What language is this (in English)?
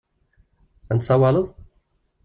Kabyle